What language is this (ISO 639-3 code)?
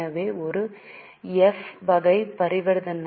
tam